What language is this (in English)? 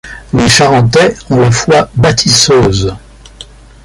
French